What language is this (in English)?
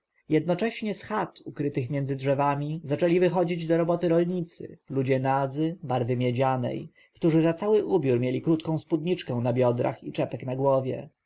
Polish